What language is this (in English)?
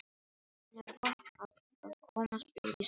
Icelandic